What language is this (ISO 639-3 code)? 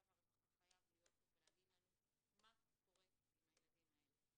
heb